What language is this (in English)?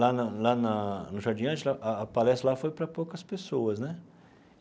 Portuguese